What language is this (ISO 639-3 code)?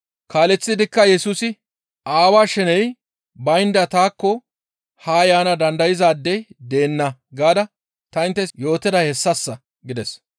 gmv